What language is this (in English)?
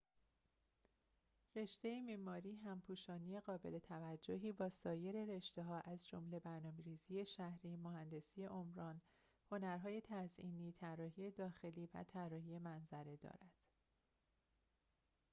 Persian